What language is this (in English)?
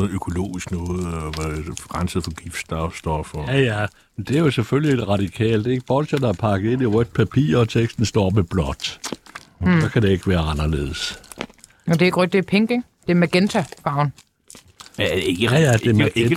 Danish